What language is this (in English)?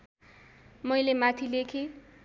Nepali